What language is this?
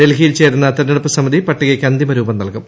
Malayalam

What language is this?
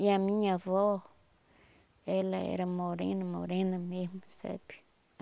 Portuguese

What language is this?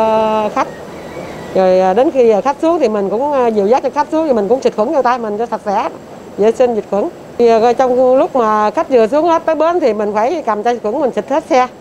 Vietnamese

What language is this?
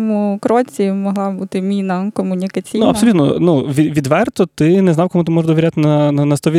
Ukrainian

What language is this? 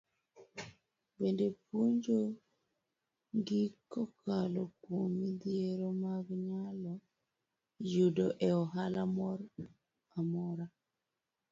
Luo (Kenya and Tanzania)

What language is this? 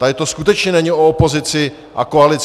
Czech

